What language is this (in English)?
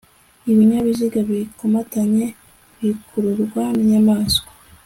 Kinyarwanda